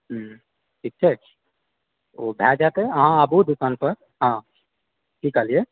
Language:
Maithili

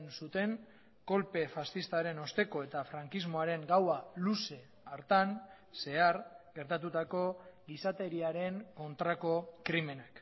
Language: Basque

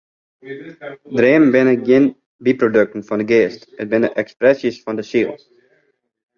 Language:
Western Frisian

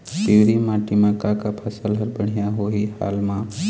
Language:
Chhattisgarhi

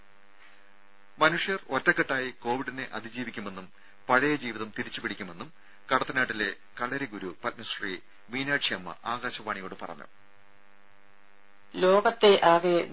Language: Malayalam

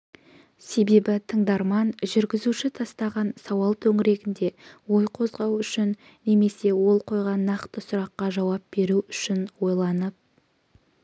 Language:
Kazakh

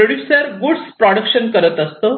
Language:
Marathi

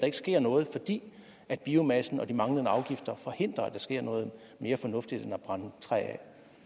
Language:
Danish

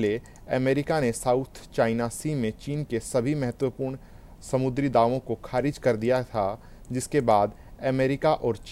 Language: Hindi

